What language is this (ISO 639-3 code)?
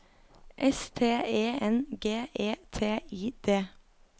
nor